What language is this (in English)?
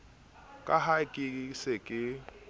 Southern Sotho